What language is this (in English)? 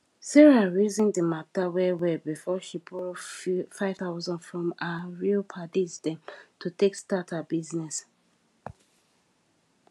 Nigerian Pidgin